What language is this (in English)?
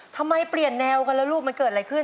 Thai